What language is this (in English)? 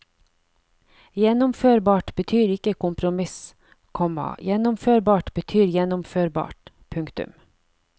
Norwegian